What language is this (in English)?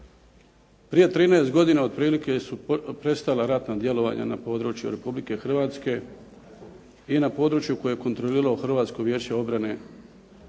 Croatian